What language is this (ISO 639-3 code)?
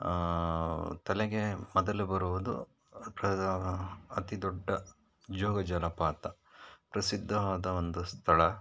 kan